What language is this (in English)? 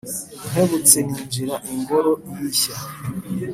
Kinyarwanda